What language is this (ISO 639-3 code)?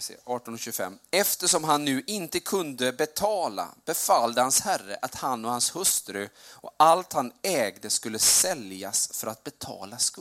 swe